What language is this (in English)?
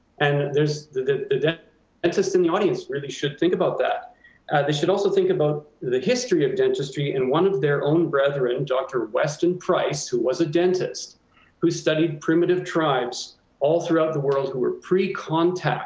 English